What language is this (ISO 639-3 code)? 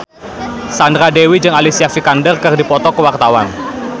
sun